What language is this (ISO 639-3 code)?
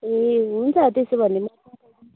nep